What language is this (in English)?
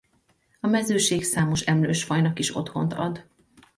Hungarian